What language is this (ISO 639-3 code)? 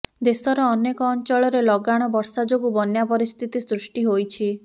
ori